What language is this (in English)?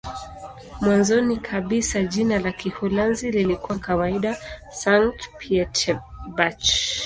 Swahili